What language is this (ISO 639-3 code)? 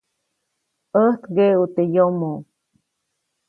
zoc